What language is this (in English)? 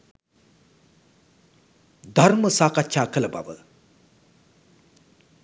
Sinhala